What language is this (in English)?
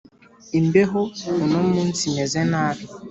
Kinyarwanda